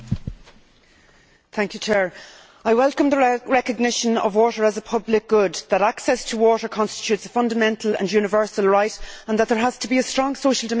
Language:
English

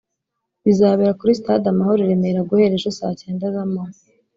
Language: Kinyarwanda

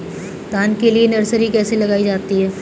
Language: Hindi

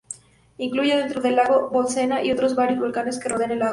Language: Spanish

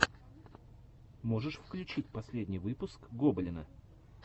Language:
Russian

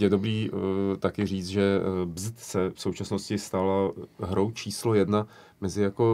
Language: Czech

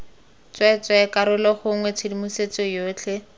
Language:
Tswana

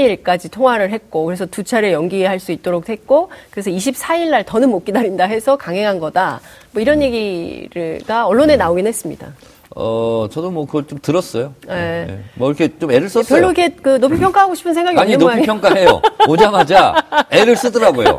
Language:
Korean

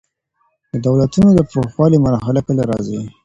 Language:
Pashto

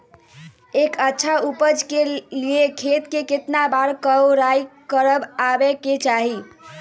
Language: Magahi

